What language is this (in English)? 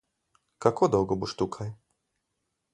Slovenian